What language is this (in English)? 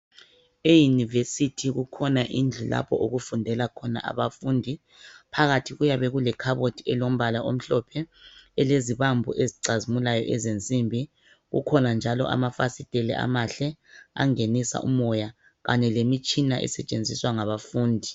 North Ndebele